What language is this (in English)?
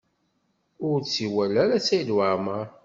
Kabyle